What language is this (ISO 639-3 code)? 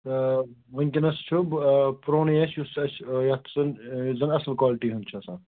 kas